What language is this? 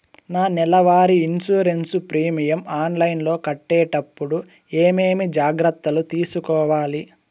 Telugu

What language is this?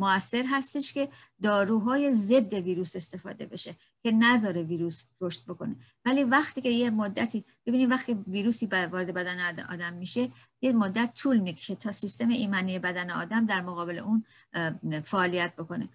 Persian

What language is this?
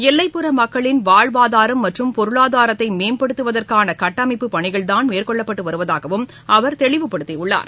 Tamil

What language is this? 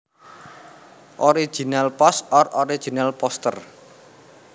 Javanese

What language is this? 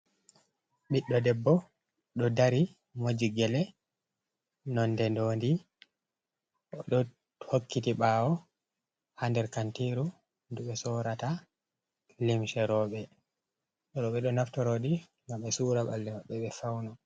Fula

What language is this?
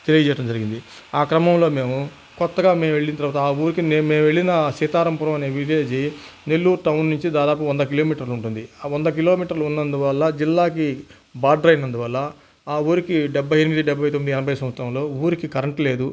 Telugu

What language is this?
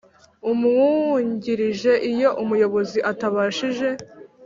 Kinyarwanda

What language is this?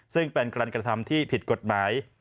Thai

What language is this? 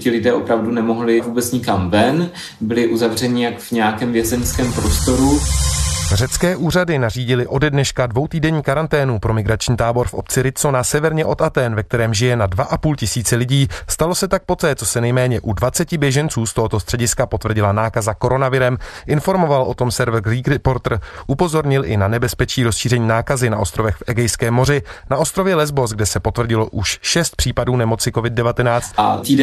Czech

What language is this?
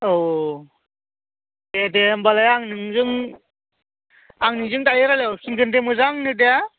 Bodo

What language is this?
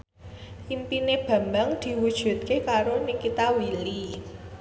Javanese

